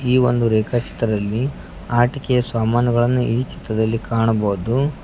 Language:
Kannada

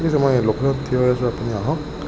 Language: Assamese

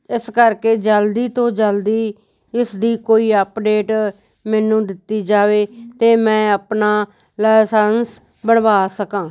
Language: Punjabi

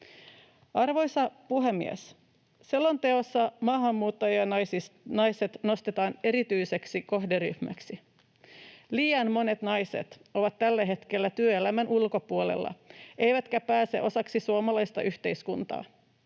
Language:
Finnish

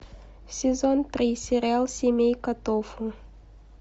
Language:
Russian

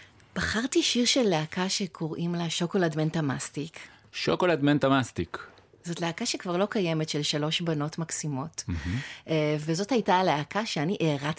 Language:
Hebrew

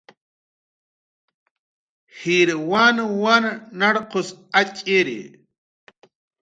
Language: Jaqaru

